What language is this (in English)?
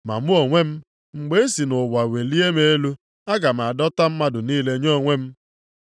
Igbo